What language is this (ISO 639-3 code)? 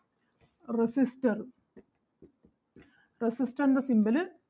mal